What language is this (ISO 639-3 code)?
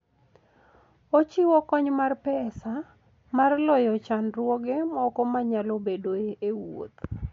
luo